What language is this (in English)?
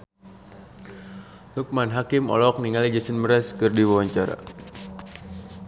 Sundanese